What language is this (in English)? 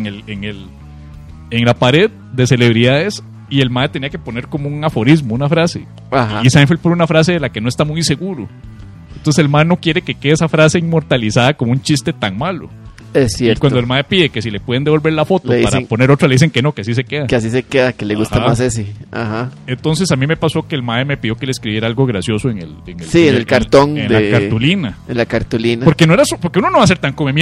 Spanish